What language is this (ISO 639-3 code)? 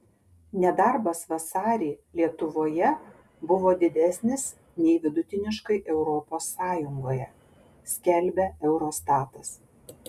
lit